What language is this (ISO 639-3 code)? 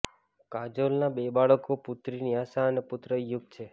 guj